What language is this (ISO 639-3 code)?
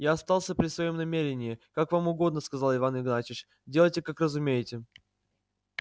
rus